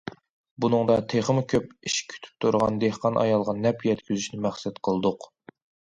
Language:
Uyghur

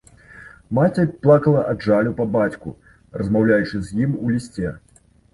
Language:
Belarusian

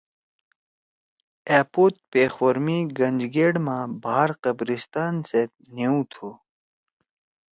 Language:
Torwali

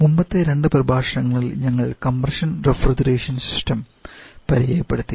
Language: Malayalam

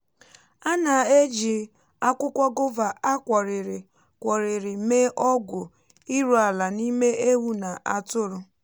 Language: Igbo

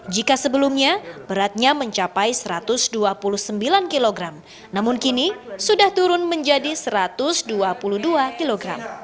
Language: Indonesian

